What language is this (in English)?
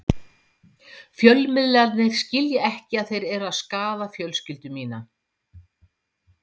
Icelandic